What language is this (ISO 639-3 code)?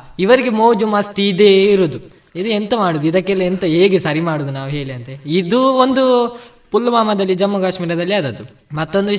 kan